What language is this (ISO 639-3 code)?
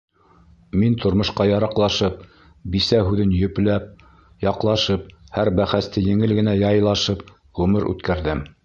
bak